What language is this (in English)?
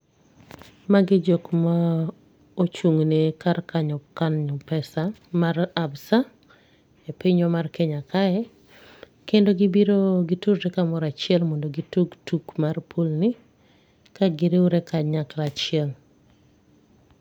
Luo (Kenya and Tanzania)